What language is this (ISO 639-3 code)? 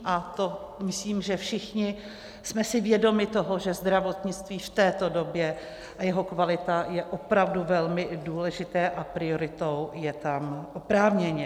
ces